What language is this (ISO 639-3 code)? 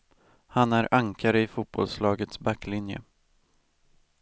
swe